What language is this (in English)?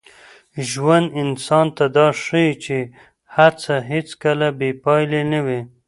Pashto